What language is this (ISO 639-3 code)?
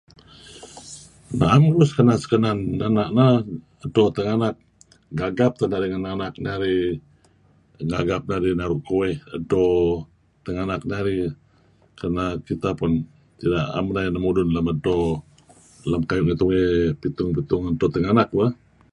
kzi